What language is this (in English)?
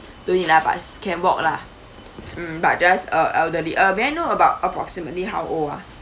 English